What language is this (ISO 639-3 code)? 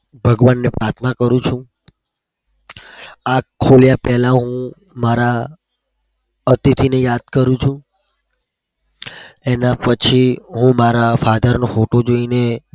guj